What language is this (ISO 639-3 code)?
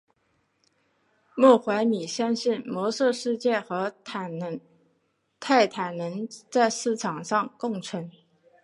zho